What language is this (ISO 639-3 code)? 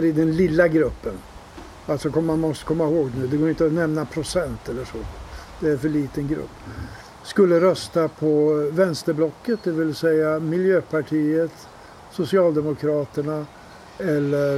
swe